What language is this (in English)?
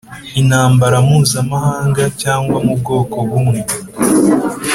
Kinyarwanda